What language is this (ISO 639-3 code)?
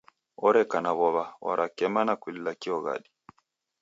dav